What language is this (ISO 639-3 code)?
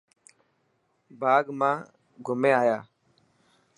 mki